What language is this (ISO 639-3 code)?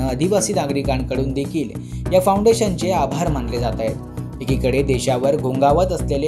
hin